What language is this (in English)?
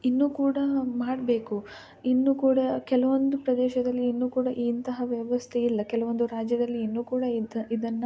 Kannada